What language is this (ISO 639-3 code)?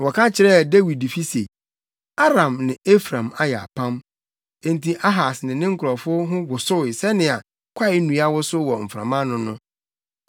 aka